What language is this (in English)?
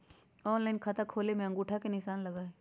Magahi